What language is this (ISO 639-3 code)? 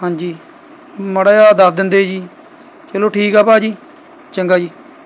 pan